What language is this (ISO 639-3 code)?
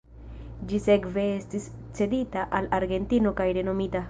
epo